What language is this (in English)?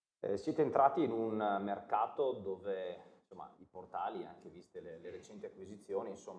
Italian